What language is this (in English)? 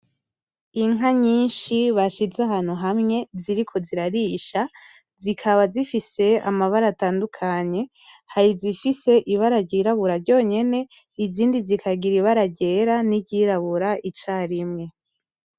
Rundi